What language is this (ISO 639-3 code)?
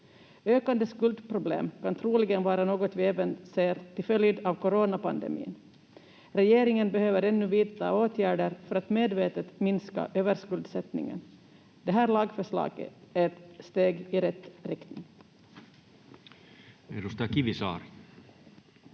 fin